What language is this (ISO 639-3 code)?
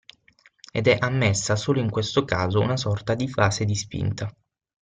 ita